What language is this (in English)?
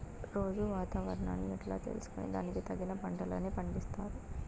Telugu